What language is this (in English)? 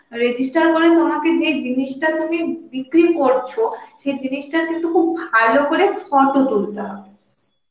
Bangla